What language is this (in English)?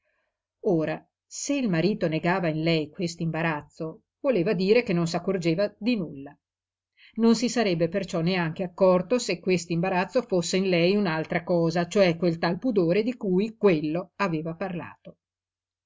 Italian